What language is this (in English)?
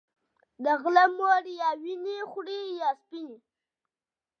Pashto